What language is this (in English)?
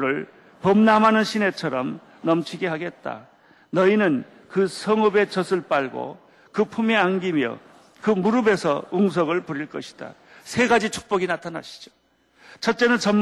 Korean